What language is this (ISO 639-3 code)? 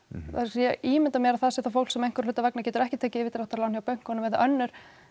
isl